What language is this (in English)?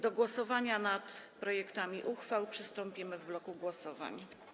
Polish